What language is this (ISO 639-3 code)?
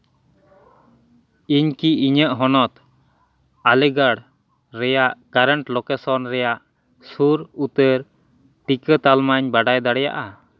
sat